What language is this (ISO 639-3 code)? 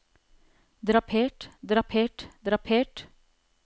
nor